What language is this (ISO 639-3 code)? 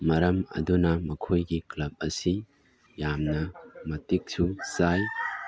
mni